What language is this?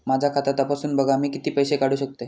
Marathi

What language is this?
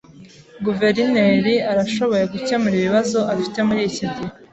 Kinyarwanda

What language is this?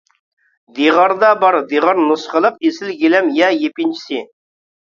Uyghur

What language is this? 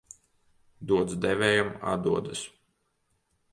Latvian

